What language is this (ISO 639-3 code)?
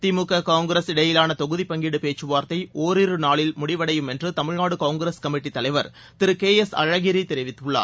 tam